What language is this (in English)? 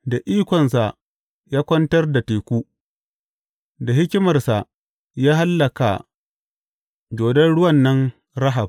Hausa